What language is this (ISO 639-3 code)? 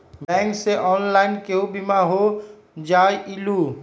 mag